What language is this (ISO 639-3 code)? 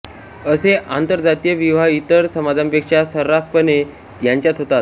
mar